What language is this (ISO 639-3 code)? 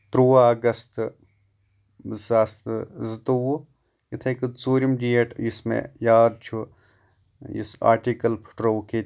kas